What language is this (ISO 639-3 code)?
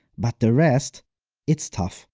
eng